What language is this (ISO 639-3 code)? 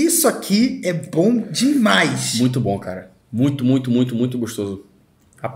por